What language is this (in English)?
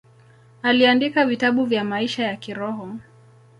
Swahili